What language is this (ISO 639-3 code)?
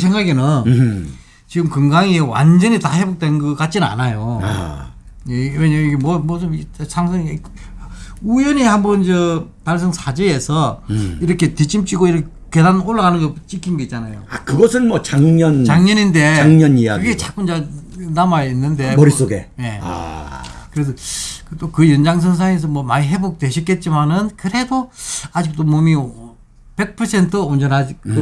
kor